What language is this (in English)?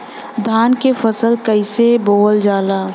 Bhojpuri